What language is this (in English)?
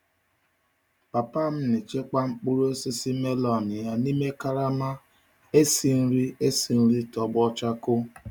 Igbo